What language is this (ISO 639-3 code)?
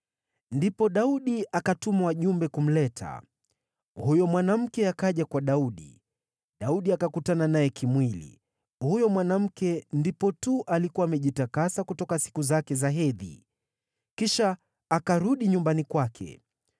swa